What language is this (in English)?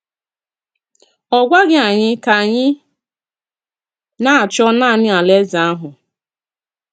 Igbo